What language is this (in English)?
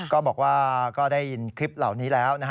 Thai